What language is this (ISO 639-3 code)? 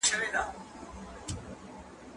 pus